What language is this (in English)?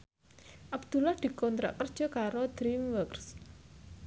Javanese